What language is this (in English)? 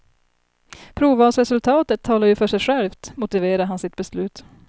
Swedish